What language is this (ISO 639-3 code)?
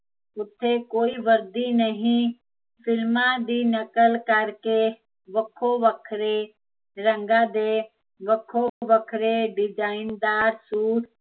pan